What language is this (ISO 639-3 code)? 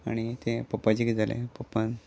kok